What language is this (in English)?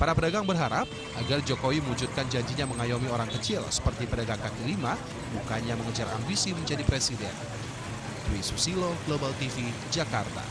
Indonesian